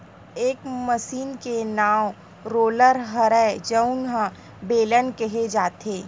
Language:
Chhattisgarhi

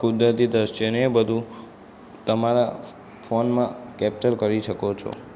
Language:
Gujarati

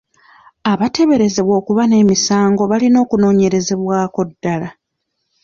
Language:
Ganda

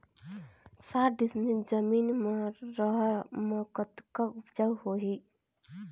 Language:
Chhattisgarhi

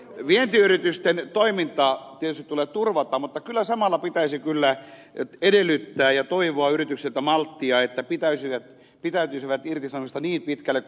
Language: Finnish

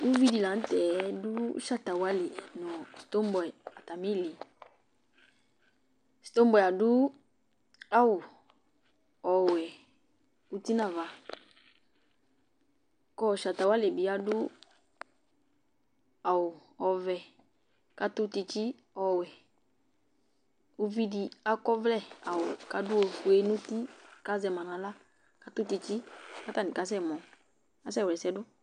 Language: Ikposo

